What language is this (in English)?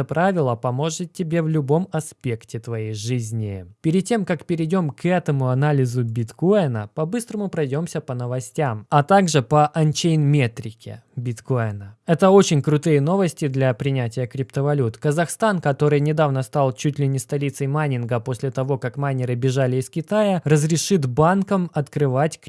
Russian